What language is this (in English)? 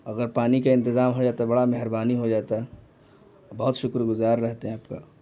Urdu